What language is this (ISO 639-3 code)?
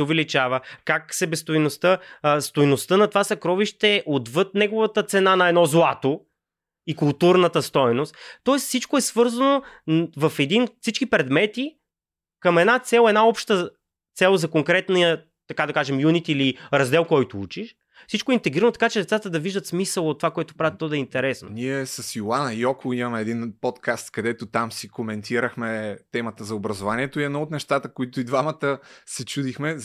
bul